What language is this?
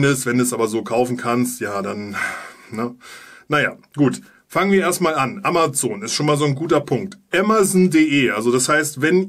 German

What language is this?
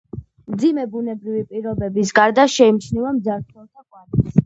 Georgian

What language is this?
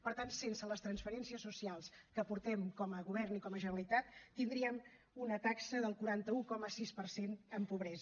Catalan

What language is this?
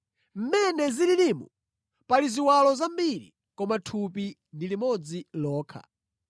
Nyanja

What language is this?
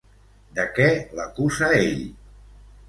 Catalan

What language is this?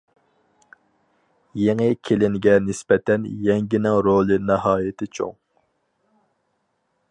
Uyghur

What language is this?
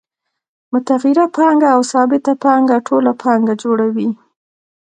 Pashto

